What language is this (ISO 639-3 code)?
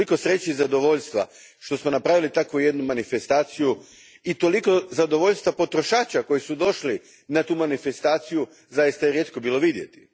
hrv